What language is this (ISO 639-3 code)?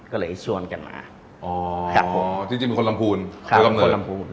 tha